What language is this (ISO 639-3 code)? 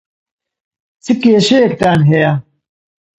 ckb